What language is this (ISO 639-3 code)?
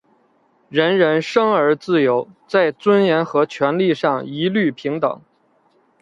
zho